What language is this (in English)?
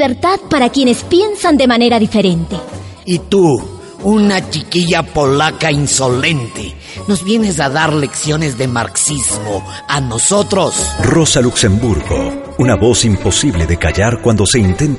Spanish